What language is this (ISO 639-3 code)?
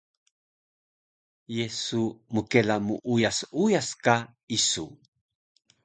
trv